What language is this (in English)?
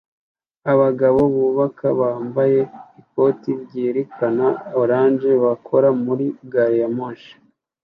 Kinyarwanda